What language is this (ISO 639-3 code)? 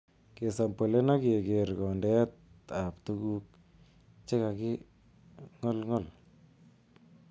kln